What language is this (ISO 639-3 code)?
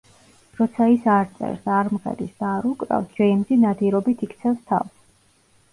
kat